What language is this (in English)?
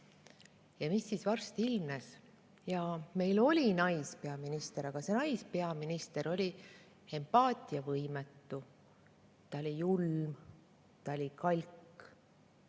Estonian